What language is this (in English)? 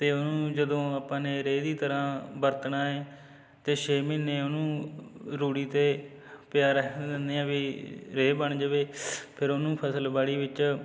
Punjabi